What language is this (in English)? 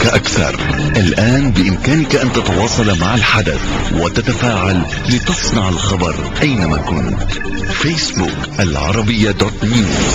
Arabic